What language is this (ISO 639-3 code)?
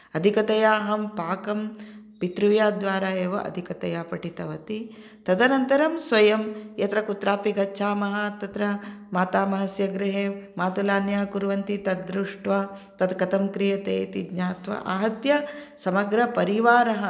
san